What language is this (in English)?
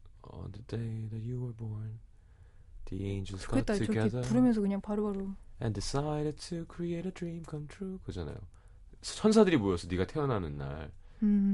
Korean